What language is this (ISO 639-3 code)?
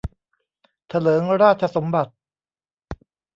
tha